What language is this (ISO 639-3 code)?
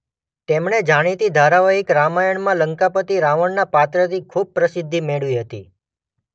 guj